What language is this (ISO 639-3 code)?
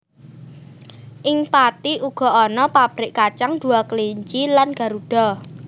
jav